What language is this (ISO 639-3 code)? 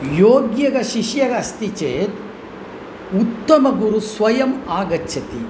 san